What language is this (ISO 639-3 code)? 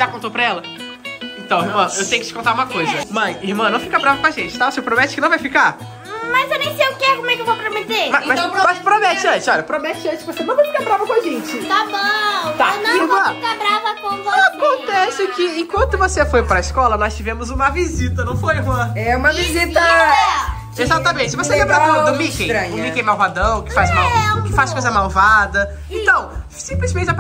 por